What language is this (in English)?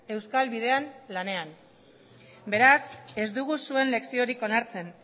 Basque